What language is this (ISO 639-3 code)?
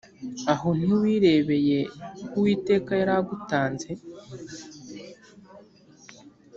kin